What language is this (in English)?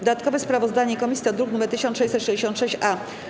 Polish